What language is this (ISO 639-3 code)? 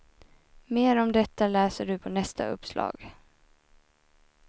swe